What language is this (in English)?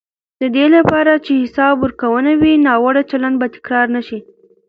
Pashto